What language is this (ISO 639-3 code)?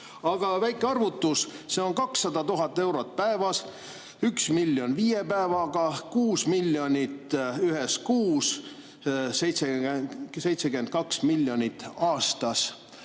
est